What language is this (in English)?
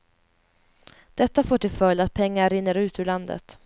Swedish